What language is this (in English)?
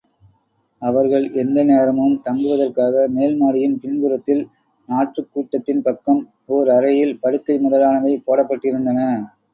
Tamil